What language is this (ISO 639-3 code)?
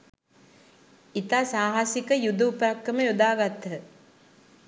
sin